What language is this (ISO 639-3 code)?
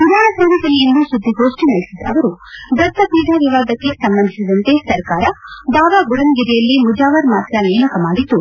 kan